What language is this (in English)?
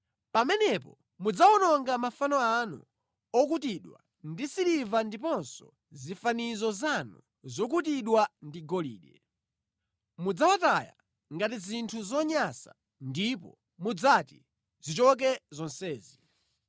Nyanja